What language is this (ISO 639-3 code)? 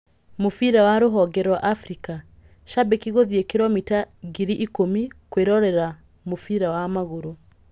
kik